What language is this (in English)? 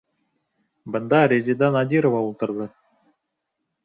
Bashkir